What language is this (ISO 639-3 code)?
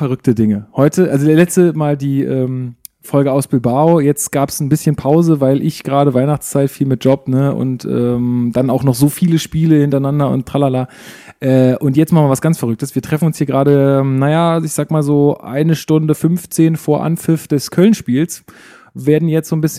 deu